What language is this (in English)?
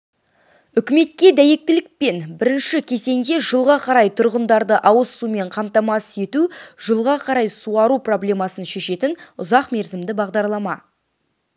Kazakh